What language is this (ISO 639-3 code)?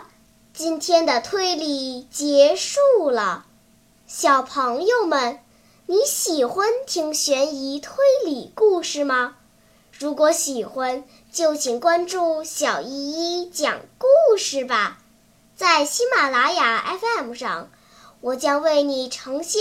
zho